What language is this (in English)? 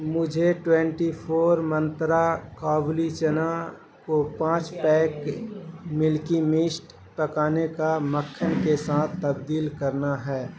Urdu